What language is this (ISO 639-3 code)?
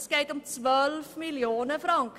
gsw